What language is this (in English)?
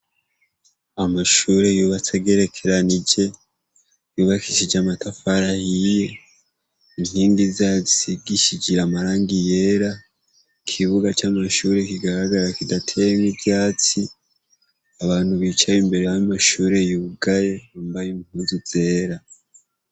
Rundi